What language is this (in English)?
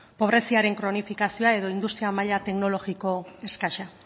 Basque